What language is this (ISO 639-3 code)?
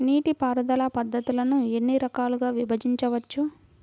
tel